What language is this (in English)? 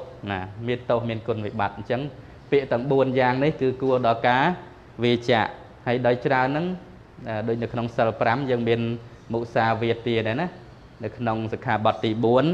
Thai